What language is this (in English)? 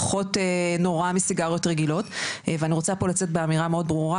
Hebrew